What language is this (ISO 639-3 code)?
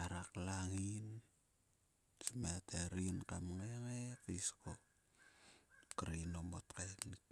sua